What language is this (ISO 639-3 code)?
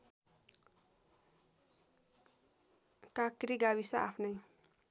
nep